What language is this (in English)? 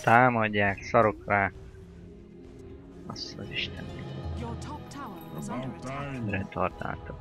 Hungarian